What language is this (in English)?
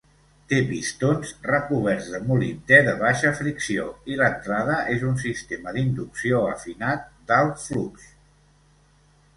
Catalan